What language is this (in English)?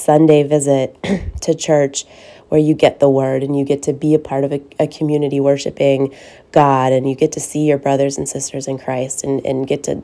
English